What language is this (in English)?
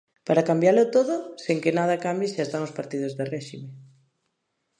Galician